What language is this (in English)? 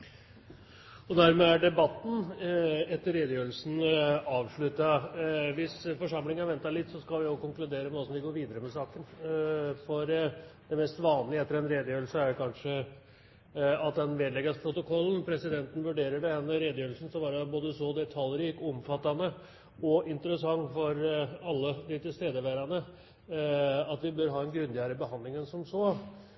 Norwegian Bokmål